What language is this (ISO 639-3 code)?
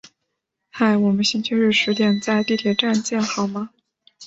zho